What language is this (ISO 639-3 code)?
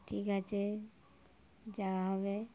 ben